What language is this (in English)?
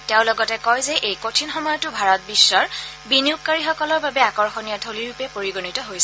Assamese